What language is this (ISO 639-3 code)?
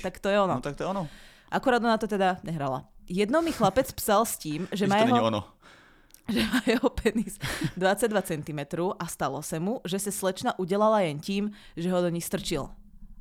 ces